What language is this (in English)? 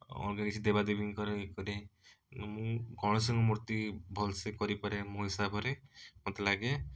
Odia